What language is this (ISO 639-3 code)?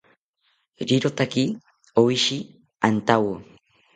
cpy